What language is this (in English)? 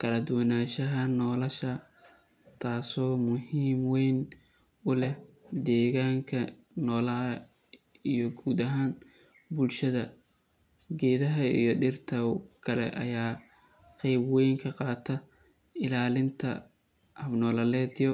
Somali